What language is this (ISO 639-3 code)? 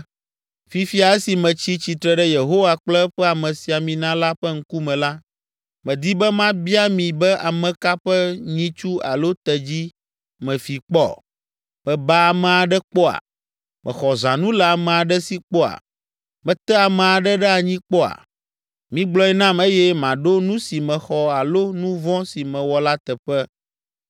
ewe